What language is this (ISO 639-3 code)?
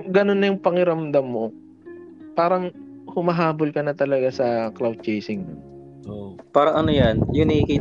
fil